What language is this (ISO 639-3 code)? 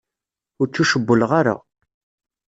kab